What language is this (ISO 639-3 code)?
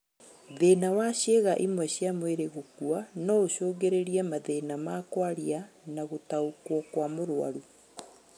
kik